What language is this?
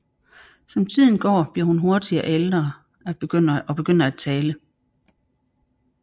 Danish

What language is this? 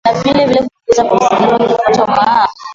Swahili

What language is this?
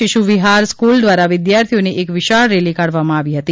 Gujarati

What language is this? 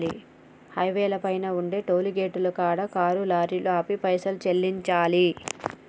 Telugu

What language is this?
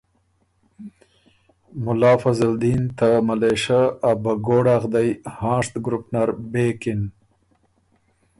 Ormuri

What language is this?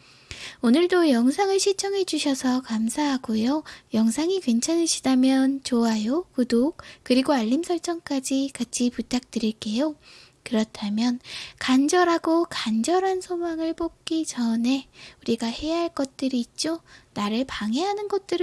Korean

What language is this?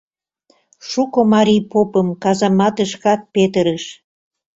Mari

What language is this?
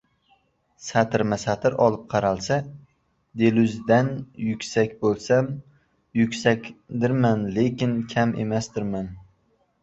Uzbek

